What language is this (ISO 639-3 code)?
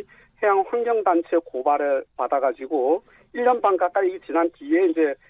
kor